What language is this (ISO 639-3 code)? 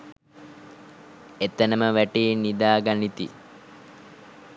sin